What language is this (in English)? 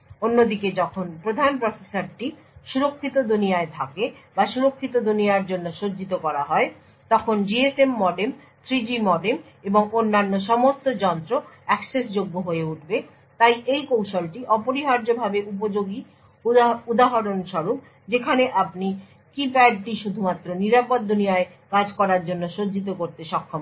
Bangla